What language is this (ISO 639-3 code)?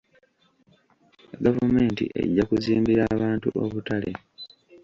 lug